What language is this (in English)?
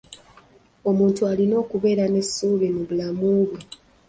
Ganda